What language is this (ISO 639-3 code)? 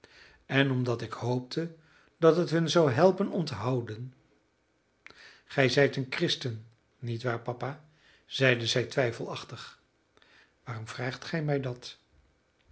nld